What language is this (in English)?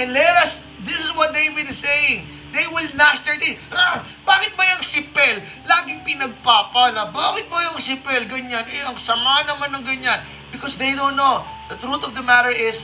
Filipino